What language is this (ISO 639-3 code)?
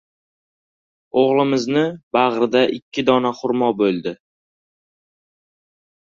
uzb